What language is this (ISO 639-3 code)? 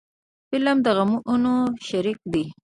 pus